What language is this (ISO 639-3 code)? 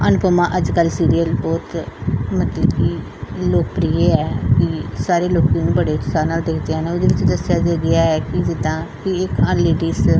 pan